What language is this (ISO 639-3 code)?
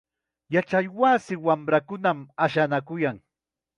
qxa